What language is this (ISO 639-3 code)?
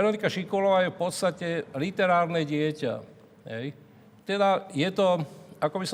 slk